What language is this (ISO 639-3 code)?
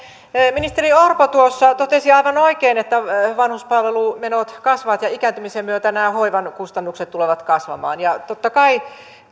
fin